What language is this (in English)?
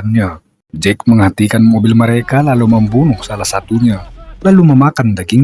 Indonesian